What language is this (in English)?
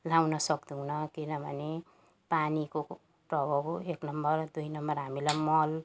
Nepali